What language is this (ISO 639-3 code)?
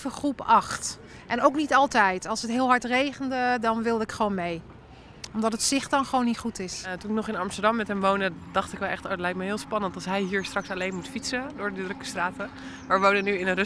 nld